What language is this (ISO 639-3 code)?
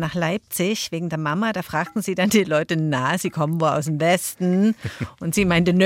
deu